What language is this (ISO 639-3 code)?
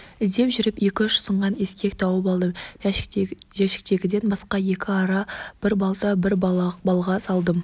kaz